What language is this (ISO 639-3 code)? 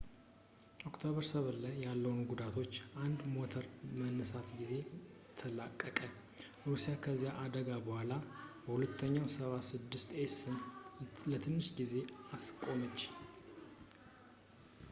amh